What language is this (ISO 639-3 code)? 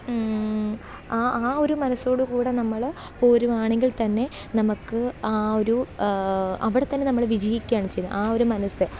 mal